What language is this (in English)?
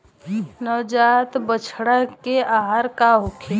Bhojpuri